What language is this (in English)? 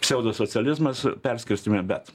Lithuanian